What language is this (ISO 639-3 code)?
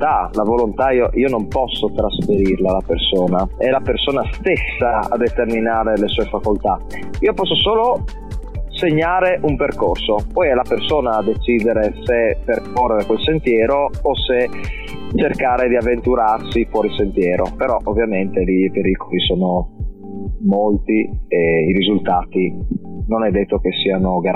ita